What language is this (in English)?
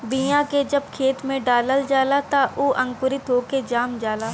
Bhojpuri